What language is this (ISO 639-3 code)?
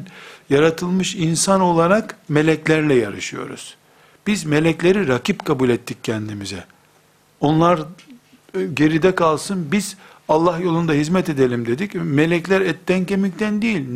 tur